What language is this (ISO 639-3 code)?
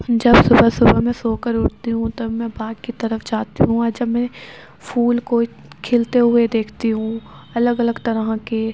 urd